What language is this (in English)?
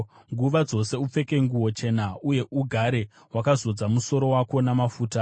Shona